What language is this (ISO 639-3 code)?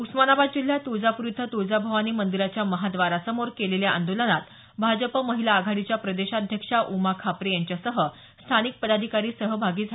mar